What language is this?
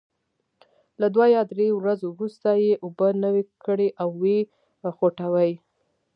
Pashto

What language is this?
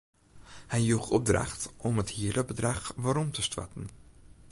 Western Frisian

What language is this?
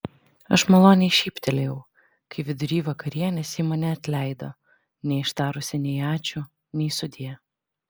Lithuanian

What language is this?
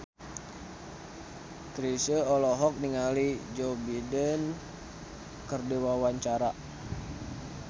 Sundanese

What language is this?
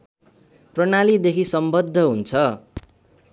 Nepali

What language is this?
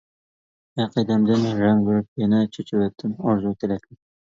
Uyghur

